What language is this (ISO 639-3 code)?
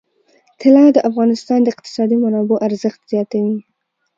pus